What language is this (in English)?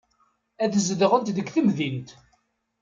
Kabyle